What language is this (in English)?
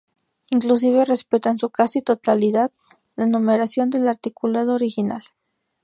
Spanish